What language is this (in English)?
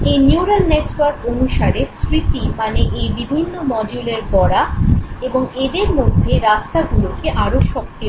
Bangla